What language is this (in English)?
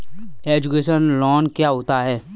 Hindi